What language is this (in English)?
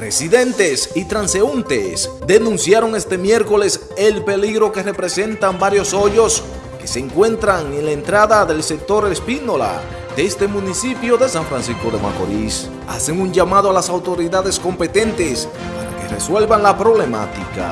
Spanish